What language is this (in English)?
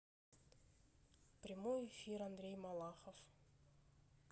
Russian